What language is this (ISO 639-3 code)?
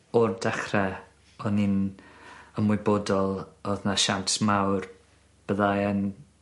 cym